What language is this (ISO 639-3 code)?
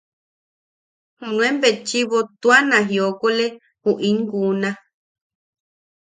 yaq